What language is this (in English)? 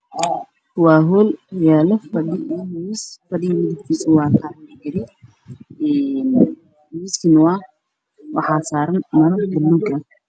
Somali